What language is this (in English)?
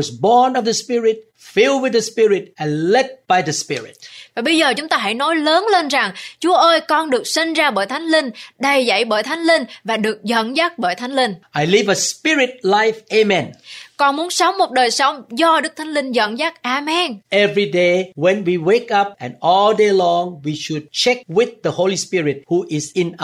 Vietnamese